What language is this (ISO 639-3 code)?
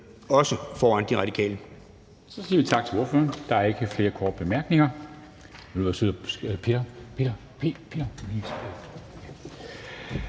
dan